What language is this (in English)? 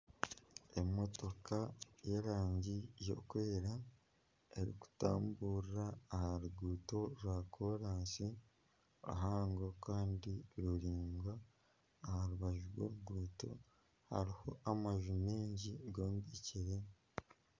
Nyankole